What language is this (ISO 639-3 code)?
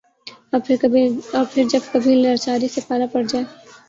urd